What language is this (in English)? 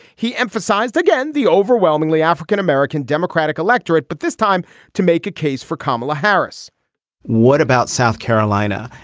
English